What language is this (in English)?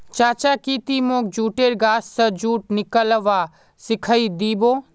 Magahi